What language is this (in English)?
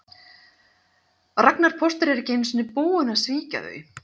Icelandic